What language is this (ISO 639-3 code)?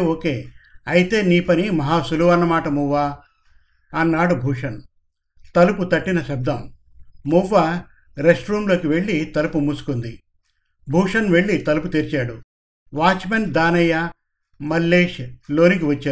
tel